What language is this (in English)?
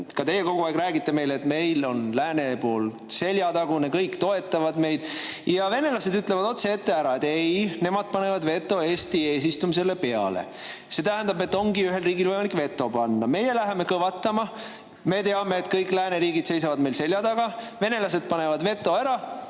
Estonian